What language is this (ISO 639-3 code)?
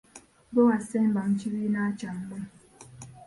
lug